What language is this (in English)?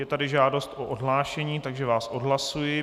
Czech